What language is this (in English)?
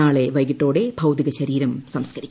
Malayalam